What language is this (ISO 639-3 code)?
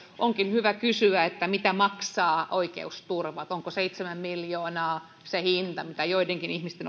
fin